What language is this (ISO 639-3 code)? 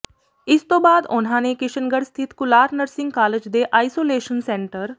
pan